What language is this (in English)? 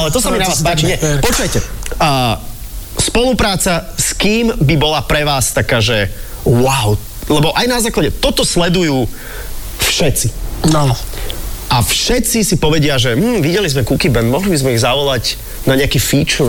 Slovak